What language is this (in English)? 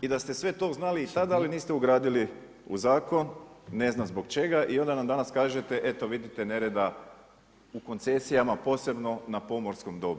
Croatian